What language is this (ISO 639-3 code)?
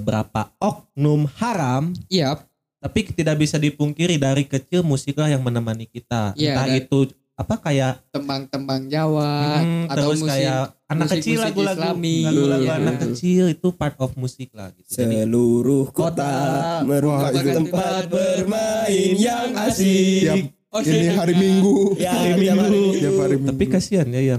ind